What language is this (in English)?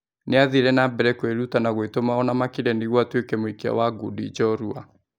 Kikuyu